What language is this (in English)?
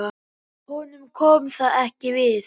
Icelandic